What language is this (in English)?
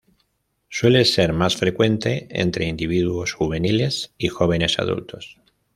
Spanish